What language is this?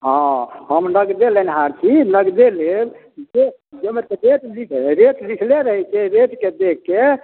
Maithili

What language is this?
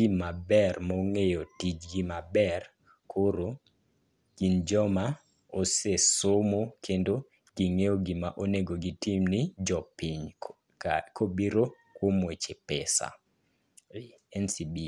Luo (Kenya and Tanzania)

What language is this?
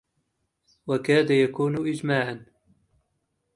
Arabic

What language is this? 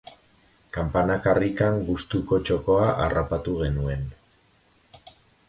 Basque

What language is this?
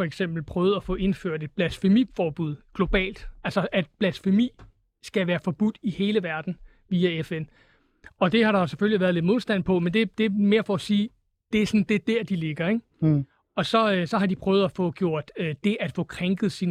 Danish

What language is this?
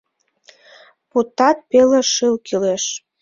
Mari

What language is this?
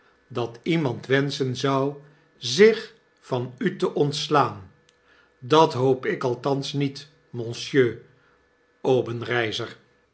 Dutch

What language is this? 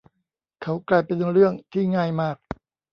Thai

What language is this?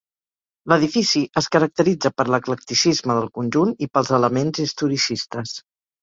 Catalan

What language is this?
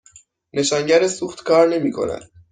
Persian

